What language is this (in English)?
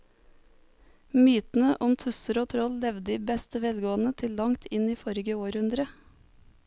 Norwegian